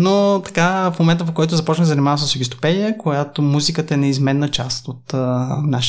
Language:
Bulgarian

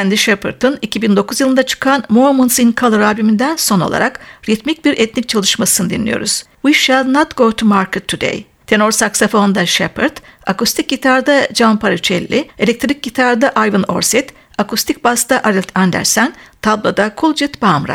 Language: Turkish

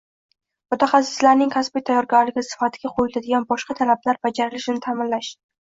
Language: Uzbek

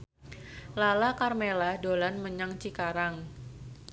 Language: Javanese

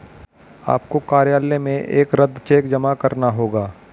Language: Hindi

